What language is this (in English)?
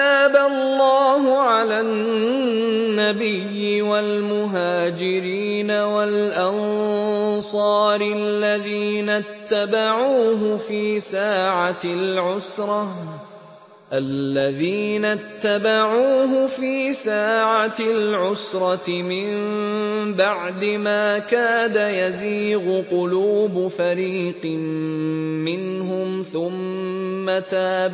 Arabic